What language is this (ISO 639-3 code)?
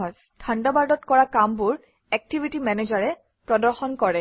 asm